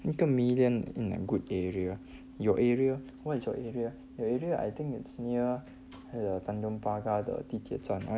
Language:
English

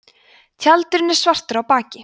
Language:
Icelandic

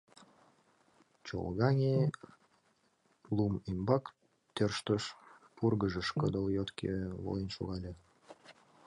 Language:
Mari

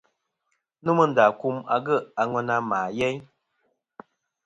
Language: Kom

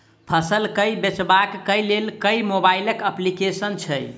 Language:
Maithili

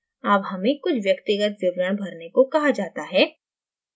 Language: Hindi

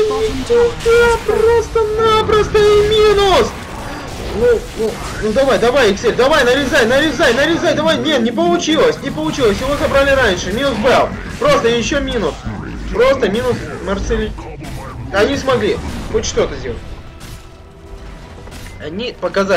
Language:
Russian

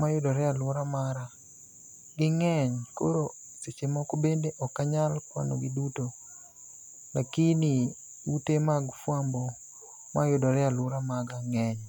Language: Luo (Kenya and Tanzania)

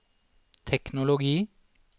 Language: Norwegian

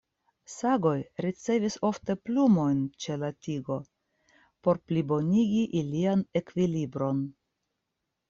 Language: Esperanto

